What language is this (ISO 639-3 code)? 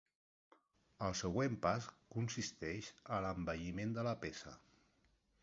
cat